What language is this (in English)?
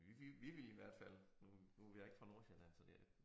Danish